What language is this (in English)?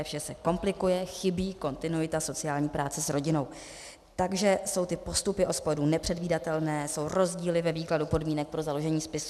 Czech